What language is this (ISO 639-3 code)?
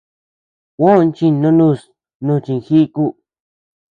cux